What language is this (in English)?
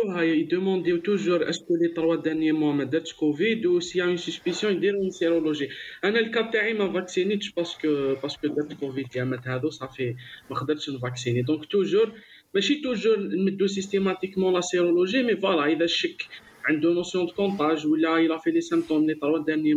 Arabic